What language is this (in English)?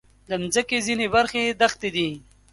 Pashto